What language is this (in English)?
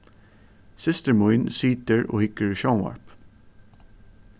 Faroese